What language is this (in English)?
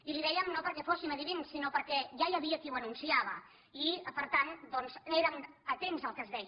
Catalan